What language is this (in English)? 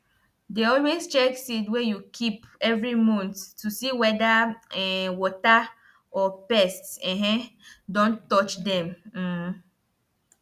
Nigerian Pidgin